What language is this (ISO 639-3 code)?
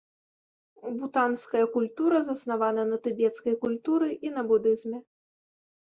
bel